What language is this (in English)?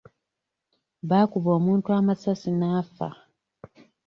Ganda